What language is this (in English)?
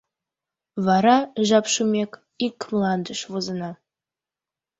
Mari